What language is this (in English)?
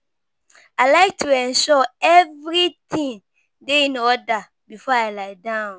Nigerian Pidgin